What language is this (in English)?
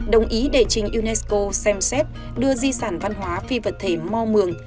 Vietnamese